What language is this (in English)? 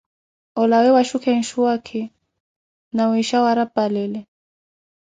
Koti